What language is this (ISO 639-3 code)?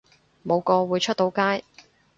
yue